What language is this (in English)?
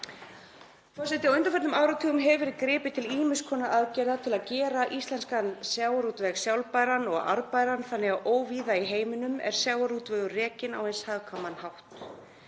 Icelandic